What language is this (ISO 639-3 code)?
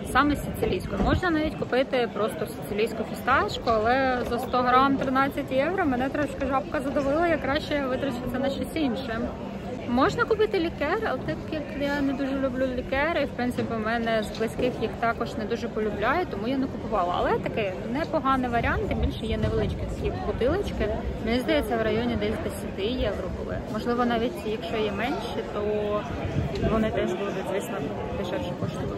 ukr